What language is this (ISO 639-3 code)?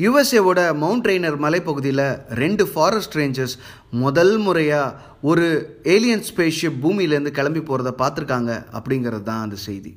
tam